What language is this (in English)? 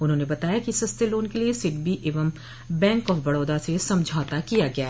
Hindi